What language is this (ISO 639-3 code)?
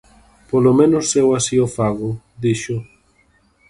glg